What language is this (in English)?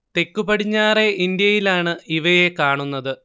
Malayalam